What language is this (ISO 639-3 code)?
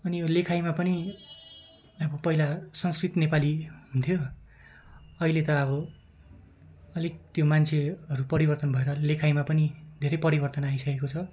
nep